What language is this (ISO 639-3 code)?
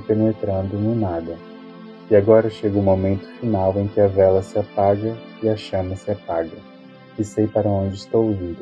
por